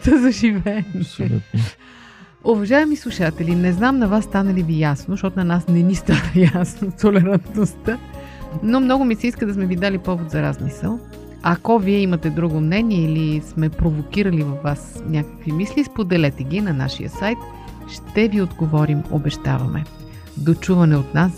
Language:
Bulgarian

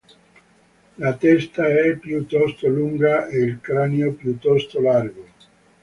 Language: Italian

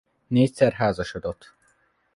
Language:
Hungarian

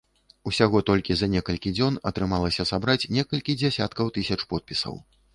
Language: Belarusian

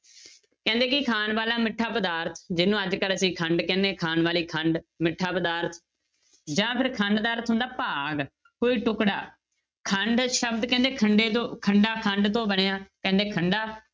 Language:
Punjabi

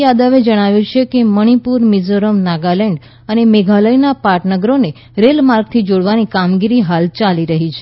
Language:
Gujarati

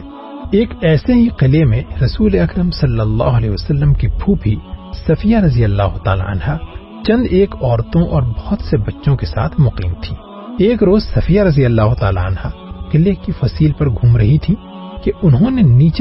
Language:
Urdu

